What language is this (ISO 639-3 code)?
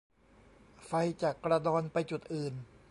tha